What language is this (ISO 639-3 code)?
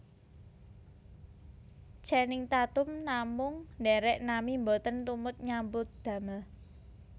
jav